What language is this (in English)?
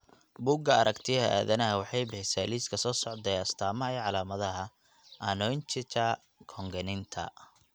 Somali